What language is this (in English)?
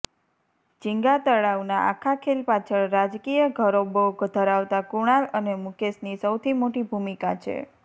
Gujarati